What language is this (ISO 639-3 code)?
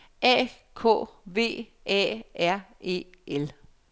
dan